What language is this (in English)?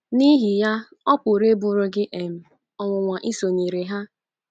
Igbo